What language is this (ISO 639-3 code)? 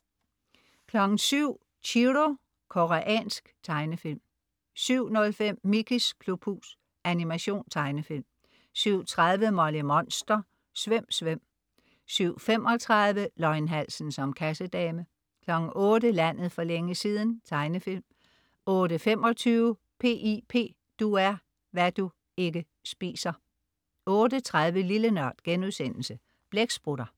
dan